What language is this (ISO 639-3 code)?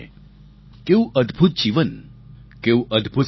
guj